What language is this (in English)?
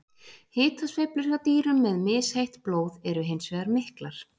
Icelandic